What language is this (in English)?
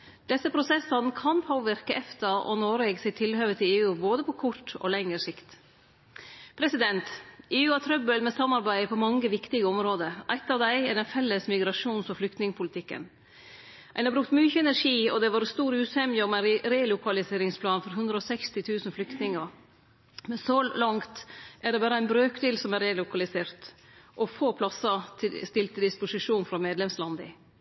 Norwegian Nynorsk